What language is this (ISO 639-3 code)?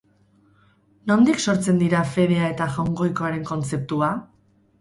eus